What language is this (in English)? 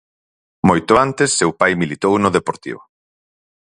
Galician